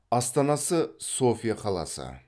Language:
Kazakh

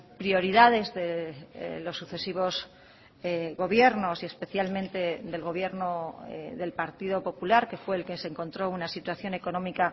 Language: Spanish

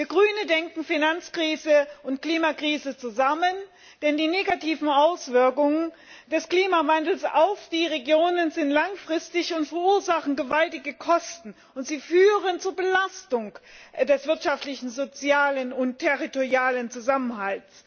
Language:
German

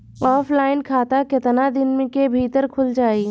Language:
Bhojpuri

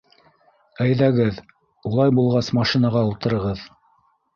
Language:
Bashkir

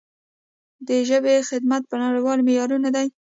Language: Pashto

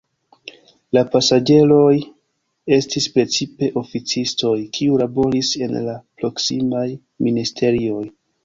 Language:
Esperanto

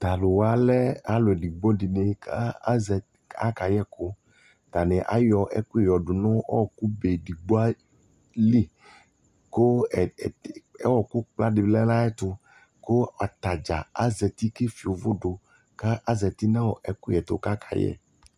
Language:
Ikposo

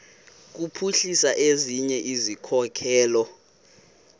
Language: Xhosa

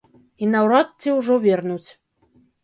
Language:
Belarusian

